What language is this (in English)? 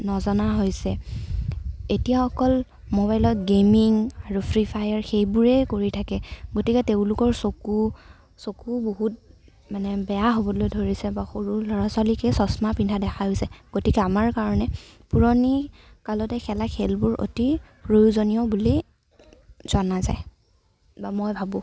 Assamese